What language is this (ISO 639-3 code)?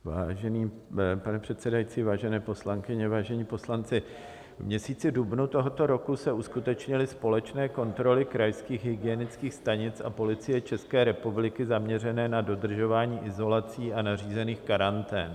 ces